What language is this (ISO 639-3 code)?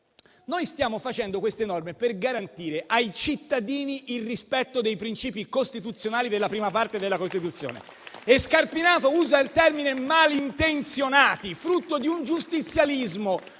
ita